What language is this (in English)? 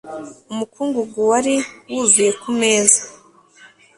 Kinyarwanda